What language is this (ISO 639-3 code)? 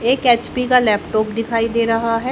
hin